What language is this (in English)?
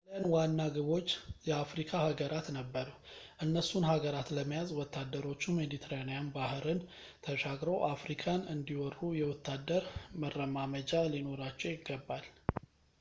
Amharic